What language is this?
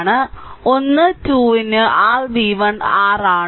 Malayalam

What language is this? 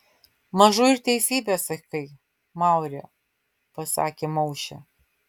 Lithuanian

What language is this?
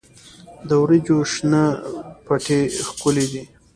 Pashto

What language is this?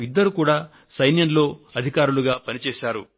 Telugu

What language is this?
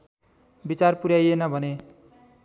Nepali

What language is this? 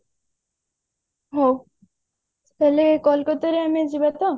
Odia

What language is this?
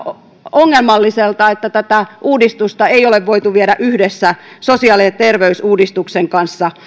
Finnish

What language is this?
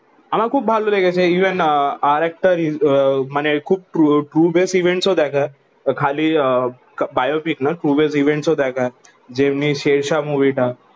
Bangla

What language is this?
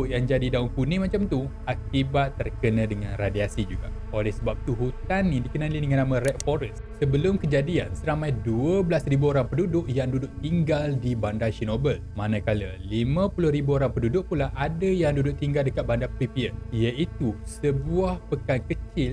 Malay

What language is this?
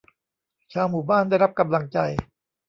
Thai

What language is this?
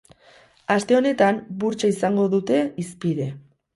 Basque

